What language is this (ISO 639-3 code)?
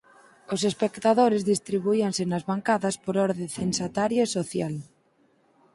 glg